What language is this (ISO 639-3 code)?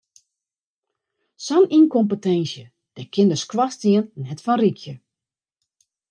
fry